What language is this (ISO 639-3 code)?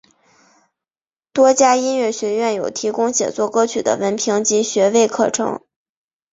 zho